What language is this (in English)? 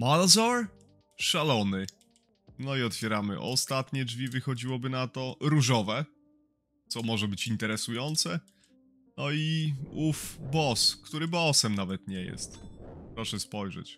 Polish